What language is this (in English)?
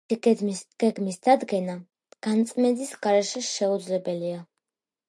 Georgian